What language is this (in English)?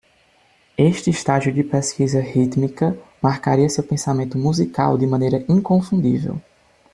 Portuguese